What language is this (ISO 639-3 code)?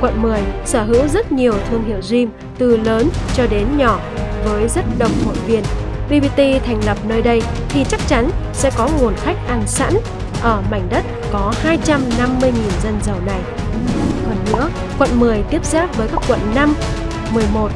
vie